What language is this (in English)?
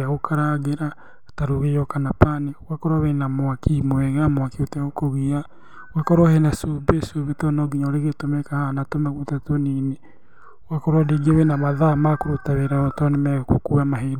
Kikuyu